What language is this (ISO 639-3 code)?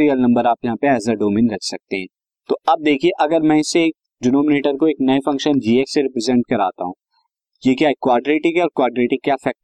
hin